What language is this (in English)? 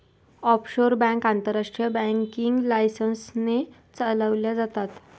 Marathi